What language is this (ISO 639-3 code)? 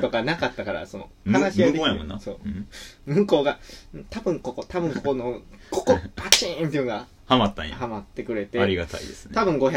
jpn